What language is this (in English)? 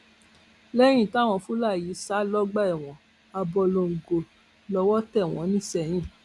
Yoruba